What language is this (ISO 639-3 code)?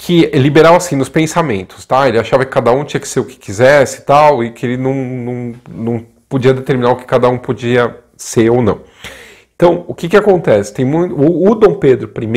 por